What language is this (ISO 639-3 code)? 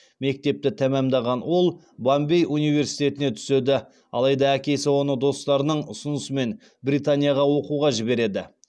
kaz